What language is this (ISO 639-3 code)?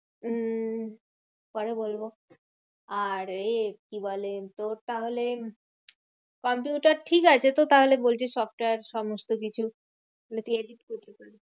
ben